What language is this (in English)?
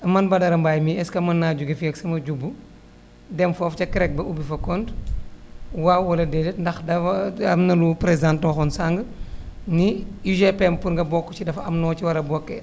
Wolof